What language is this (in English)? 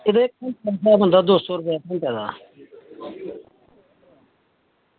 Dogri